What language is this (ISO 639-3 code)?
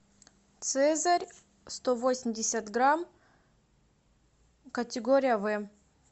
rus